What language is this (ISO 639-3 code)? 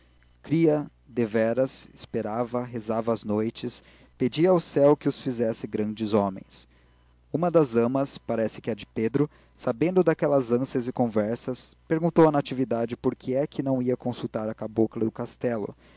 por